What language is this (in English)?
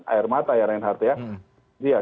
Indonesian